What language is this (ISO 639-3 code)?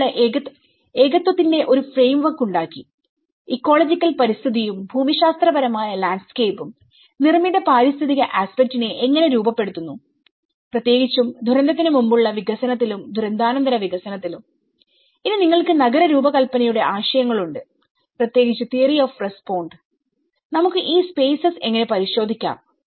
mal